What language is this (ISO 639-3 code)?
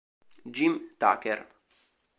ita